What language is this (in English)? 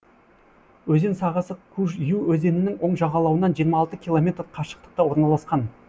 Kazakh